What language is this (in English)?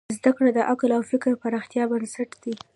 Pashto